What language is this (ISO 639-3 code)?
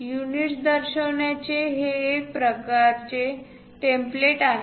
mar